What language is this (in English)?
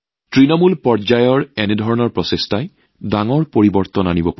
Assamese